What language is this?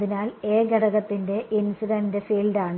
Malayalam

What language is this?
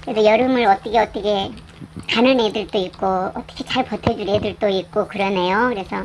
Korean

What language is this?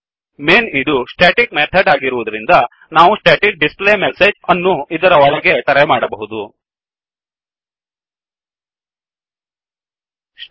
Kannada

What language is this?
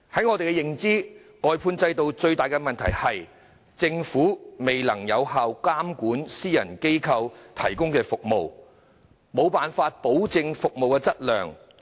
Cantonese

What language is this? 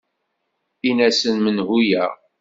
Kabyle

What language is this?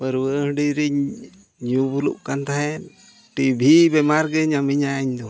Santali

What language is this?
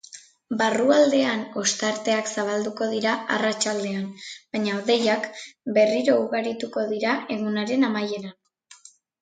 Basque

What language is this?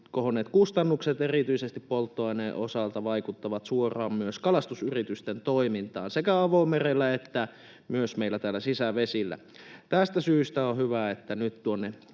Finnish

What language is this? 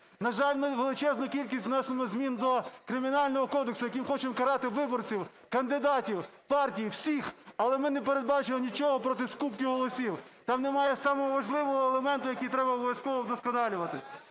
Ukrainian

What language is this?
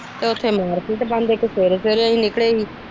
Punjabi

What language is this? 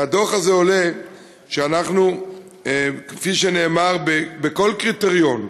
Hebrew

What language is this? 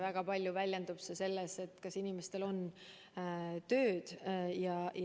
Estonian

